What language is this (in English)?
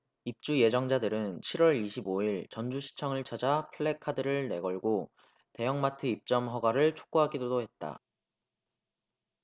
Korean